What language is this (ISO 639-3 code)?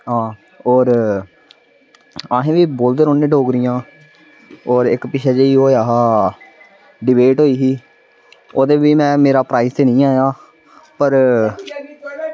doi